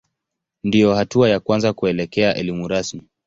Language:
Swahili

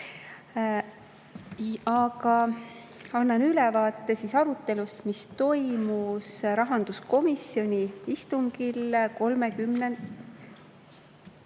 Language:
Estonian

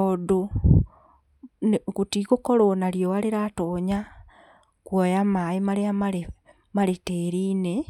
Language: Kikuyu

